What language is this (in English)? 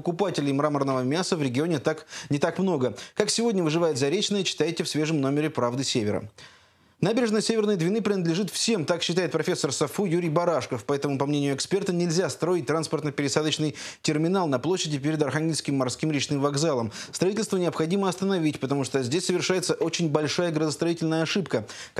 Russian